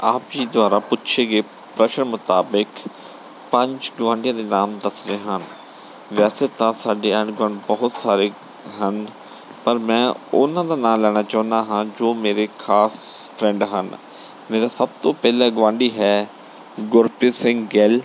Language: Punjabi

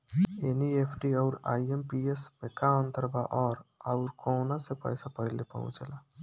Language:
Bhojpuri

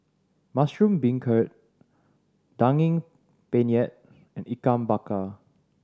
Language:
English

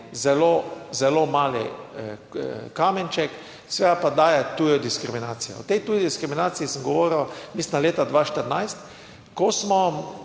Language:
Slovenian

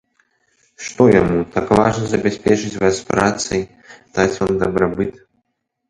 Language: Belarusian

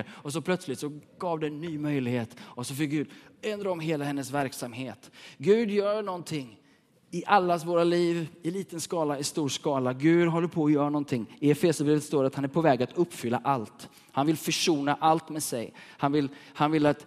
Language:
Swedish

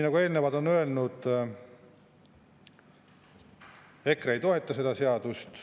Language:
Estonian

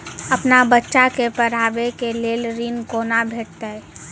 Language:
Maithili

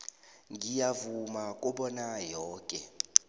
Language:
South Ndebele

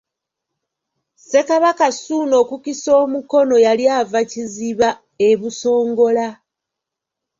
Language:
Ganda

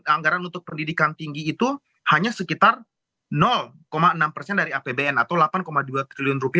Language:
Indonesian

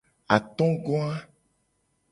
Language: Gen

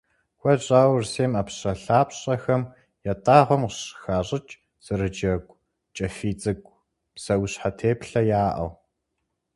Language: Kabardian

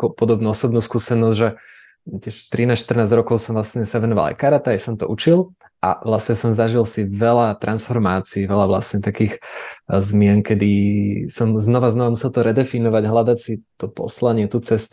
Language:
Slovak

